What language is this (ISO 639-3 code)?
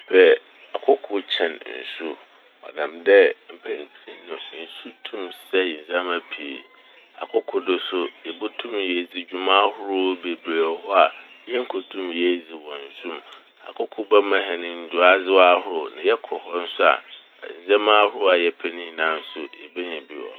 aka